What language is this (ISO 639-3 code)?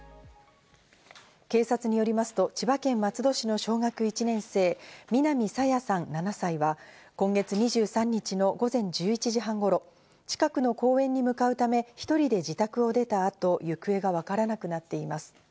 jpn